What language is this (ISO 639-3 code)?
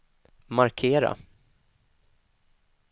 swe